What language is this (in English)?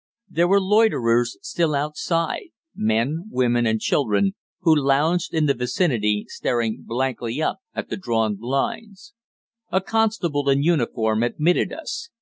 English